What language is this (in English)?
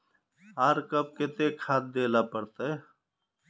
Magahi